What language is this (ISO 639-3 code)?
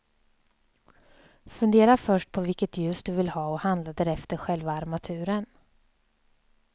swe